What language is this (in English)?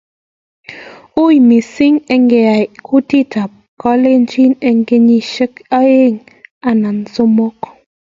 Kalenjin